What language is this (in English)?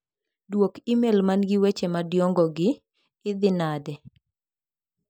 Luo (Kenya and Tanzania)